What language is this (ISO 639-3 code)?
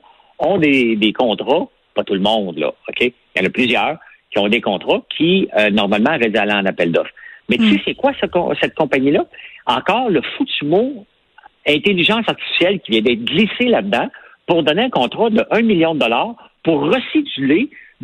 fra